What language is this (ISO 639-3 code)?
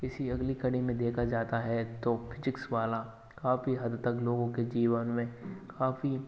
hin